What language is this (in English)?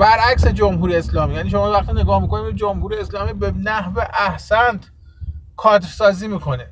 Persian